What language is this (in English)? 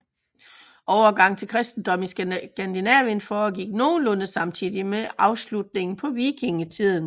Danish